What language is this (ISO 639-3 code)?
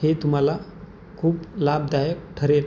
mar